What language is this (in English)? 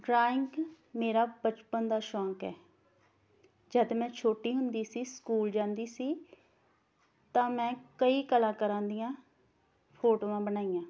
Punjabi